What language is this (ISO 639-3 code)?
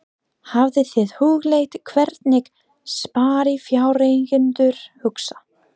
isl